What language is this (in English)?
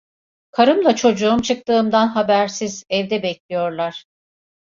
Turkish